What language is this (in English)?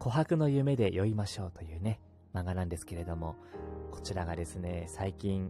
Japanese